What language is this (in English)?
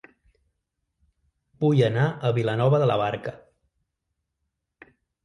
Catalan